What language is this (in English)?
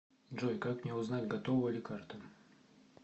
Russian